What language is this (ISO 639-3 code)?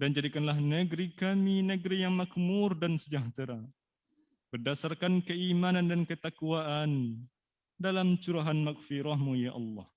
ind